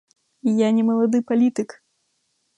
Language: Belarusian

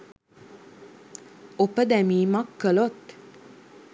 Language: Sinhala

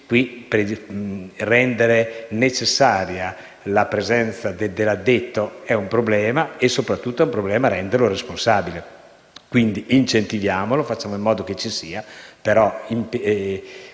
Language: Italian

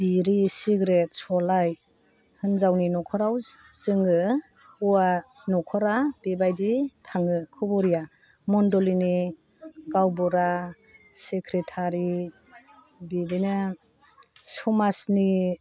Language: Bodo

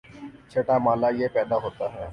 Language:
Urdu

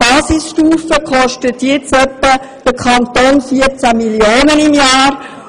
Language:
Swiss German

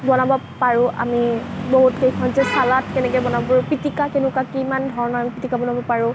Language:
Assamese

